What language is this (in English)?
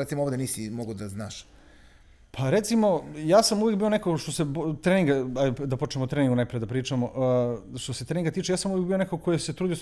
Croatian